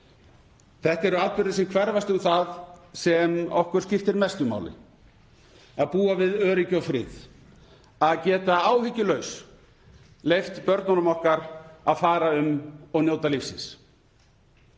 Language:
Icelandic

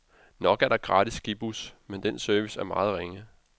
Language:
Danish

